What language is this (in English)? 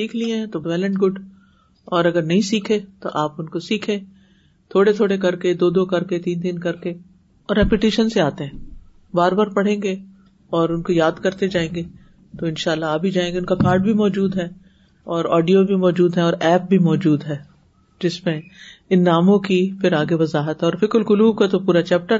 Urdu